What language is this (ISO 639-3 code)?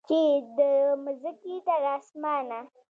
pus